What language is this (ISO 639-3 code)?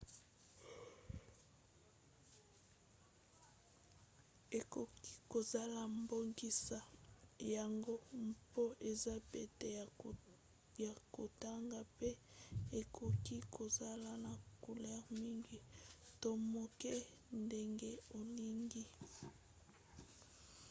lin